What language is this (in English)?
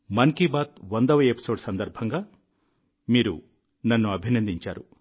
Telugu